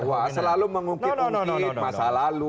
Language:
Indonesian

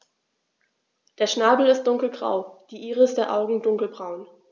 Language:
German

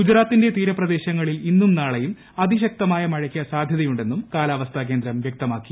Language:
Malayalam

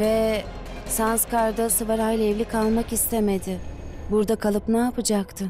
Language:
Turkish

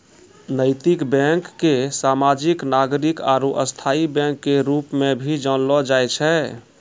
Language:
Maithili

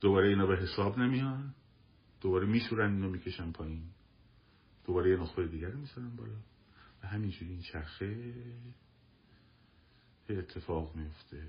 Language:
Persian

